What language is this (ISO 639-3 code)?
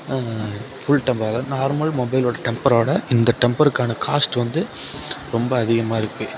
tam